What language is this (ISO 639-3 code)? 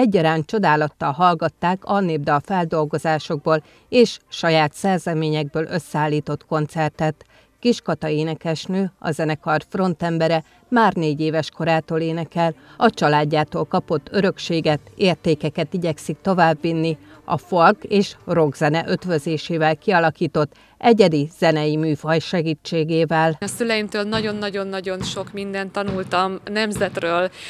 hun